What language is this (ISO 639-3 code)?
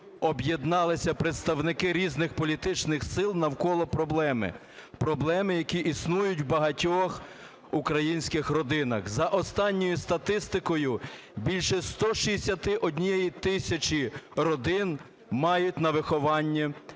ukr